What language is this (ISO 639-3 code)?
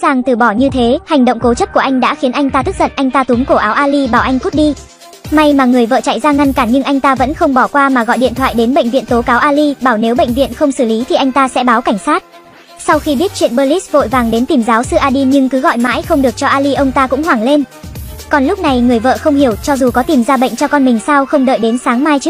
vie